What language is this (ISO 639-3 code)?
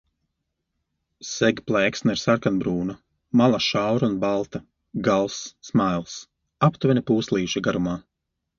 lav